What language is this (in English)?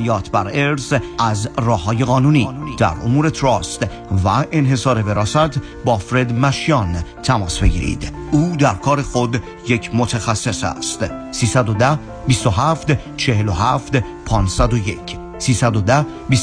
Persian